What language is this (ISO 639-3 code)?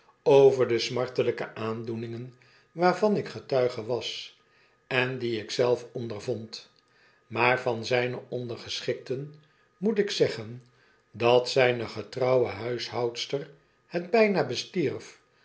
nld